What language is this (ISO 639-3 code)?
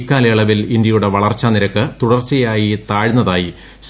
mal